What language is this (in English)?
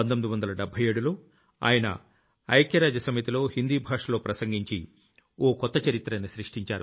Telugu